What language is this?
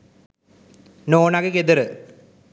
Sinhala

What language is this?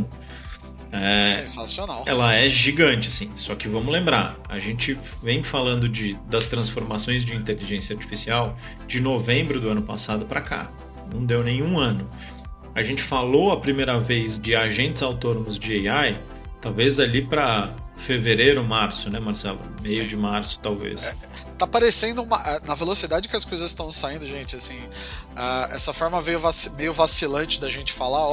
Portuguese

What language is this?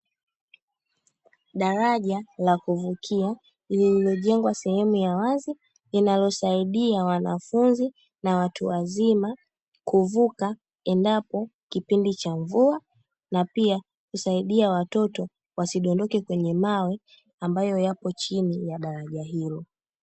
Swahili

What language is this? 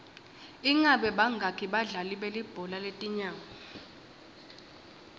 Swati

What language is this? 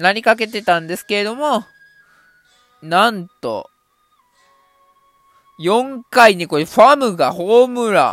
Japanese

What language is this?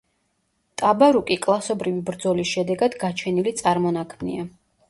Georgian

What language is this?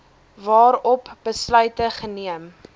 Afrikaans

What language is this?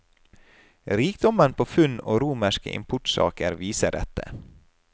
Norwegian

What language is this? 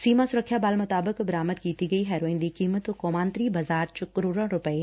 Punjabi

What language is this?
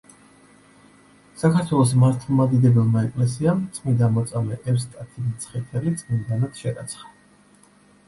Georgian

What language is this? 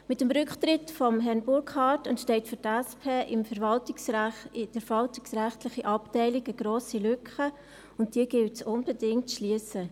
Swiss German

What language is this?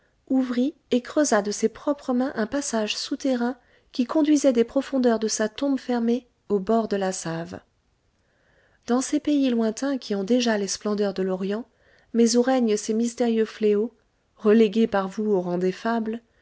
French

